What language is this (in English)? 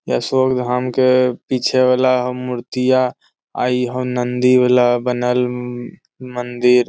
Magahi